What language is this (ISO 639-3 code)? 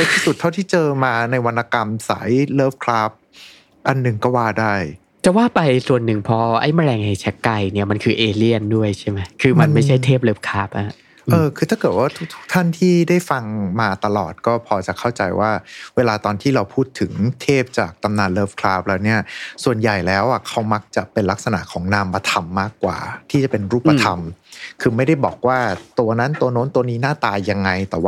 tha